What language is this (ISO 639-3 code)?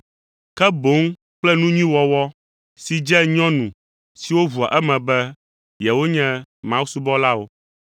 ewe